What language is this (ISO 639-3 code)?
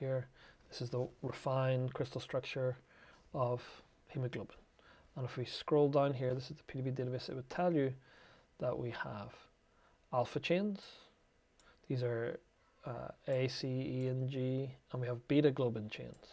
eng